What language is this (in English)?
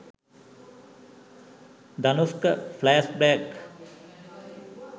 Sinhala